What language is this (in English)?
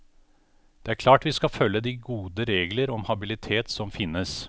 Norwegian